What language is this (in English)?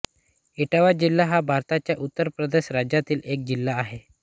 Marathi